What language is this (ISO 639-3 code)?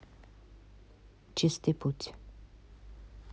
rus